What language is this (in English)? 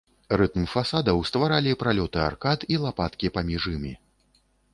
Belarusian